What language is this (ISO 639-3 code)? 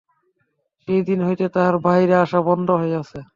ben